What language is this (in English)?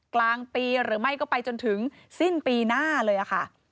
Thai